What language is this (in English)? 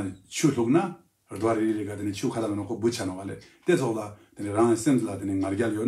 Korean